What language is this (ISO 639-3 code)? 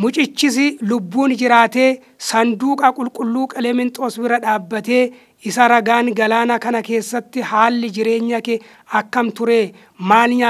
ara